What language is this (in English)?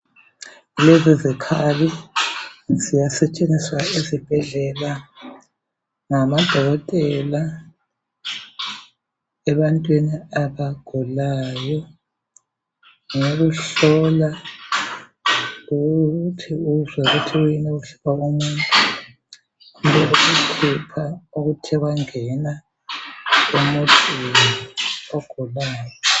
North Ndebele